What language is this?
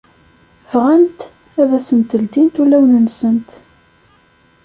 Kabyle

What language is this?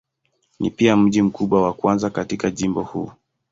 Swahili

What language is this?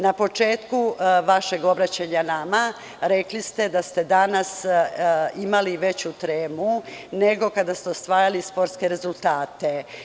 Serbian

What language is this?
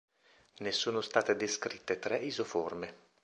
Italian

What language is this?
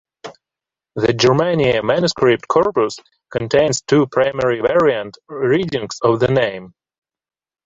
English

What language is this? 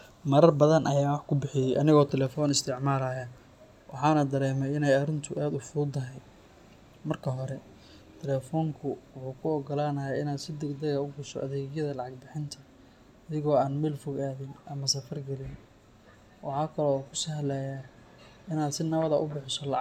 Somali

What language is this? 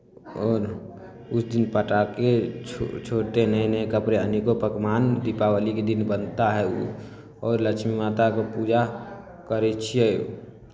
Maithili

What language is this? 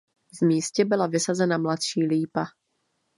Czech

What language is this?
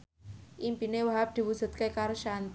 Javanese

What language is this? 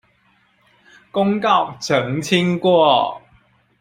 Chinese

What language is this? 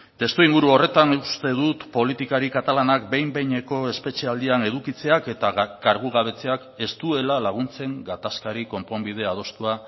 Basque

